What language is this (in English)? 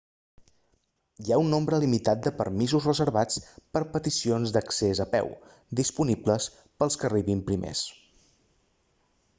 Catalan